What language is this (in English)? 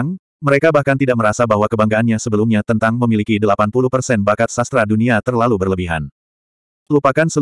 Indonesian